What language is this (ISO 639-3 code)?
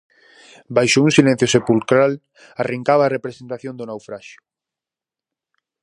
glg